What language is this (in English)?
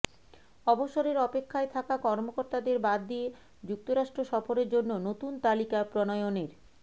Bangla